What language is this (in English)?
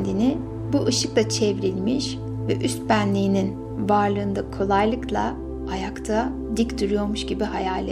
Turkish